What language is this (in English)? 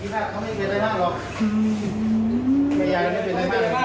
Thai